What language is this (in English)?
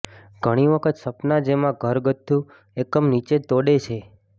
Gujarati